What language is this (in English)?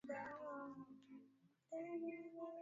Swahili